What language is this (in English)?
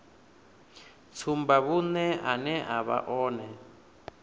Venda